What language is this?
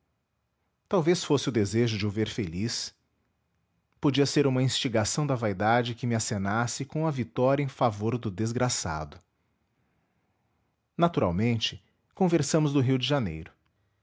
Portuguese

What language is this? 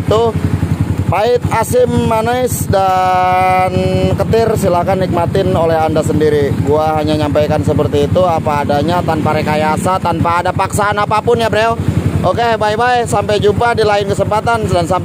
Indonesian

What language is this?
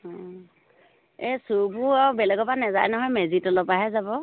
Assamese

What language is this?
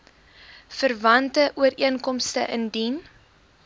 Afrikaans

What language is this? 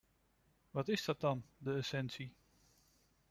Dutch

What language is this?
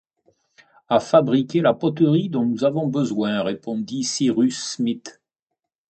French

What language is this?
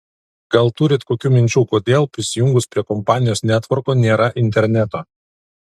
Lithuanian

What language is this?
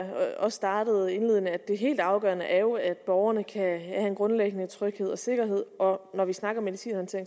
Danish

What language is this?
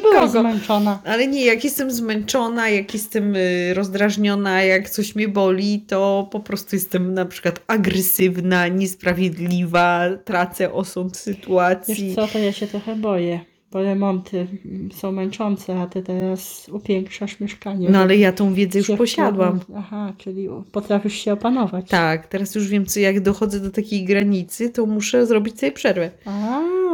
Polish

